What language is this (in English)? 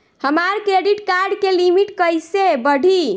Bhojpuri